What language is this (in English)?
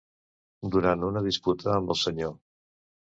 Catalan